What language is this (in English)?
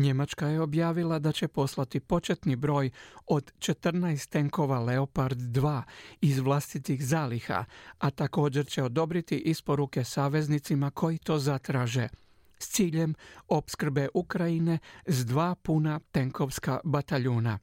Croatian